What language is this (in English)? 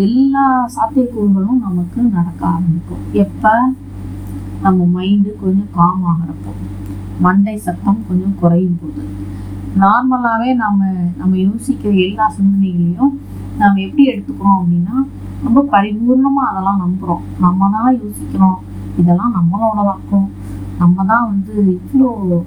Tamil